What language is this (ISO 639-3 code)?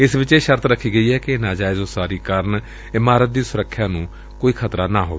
pan